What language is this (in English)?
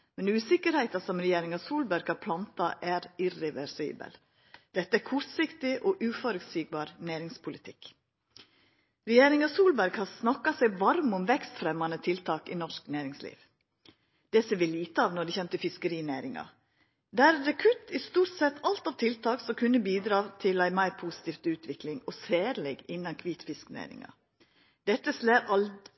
Norwegian Nynorsk